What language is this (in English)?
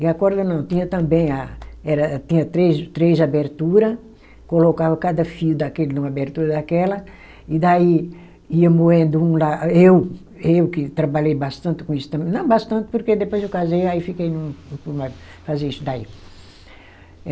Portuguese